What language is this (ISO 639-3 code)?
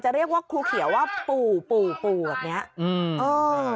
tha